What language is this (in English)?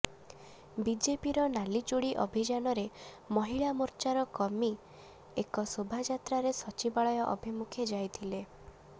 Odia